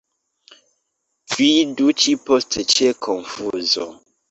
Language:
Esperanto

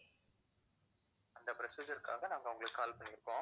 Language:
Tamil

